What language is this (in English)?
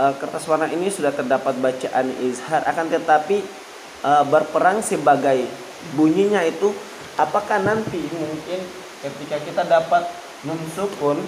Indonesian